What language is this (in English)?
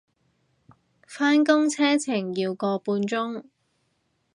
Cantonese